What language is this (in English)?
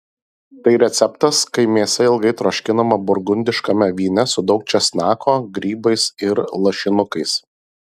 Lithuanian